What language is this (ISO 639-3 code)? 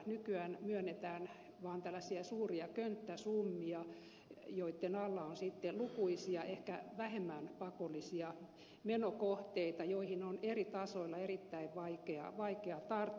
fin